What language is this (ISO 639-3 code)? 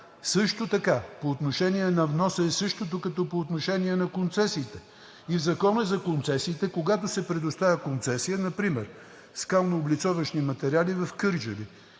bul